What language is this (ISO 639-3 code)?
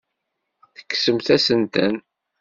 kab